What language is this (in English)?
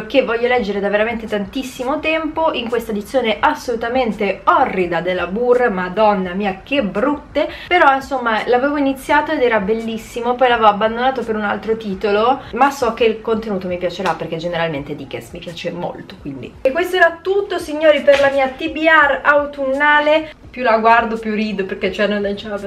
Italian